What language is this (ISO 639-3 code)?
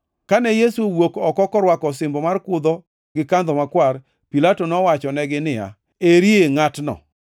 luo